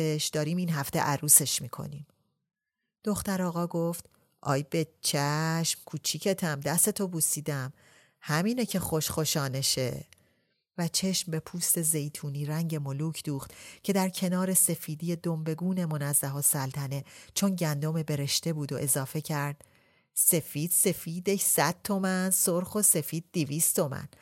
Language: Persian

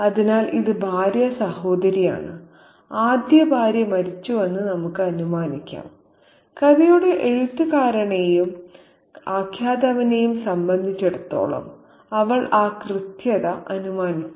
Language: Malayalam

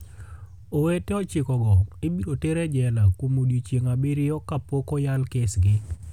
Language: Luo (Kenya and Tanzania)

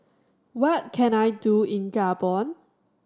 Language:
English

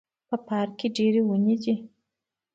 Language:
Pashto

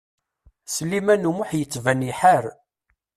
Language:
Kabyle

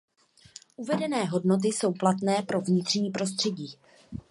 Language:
Czech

